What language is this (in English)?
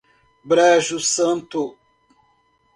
Portuguese